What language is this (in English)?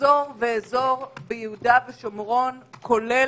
Hebrew